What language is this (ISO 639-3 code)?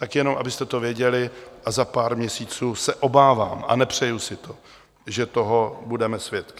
ces